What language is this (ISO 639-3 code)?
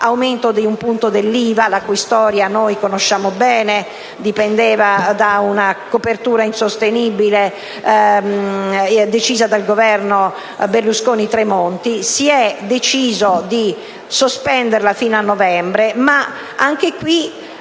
ita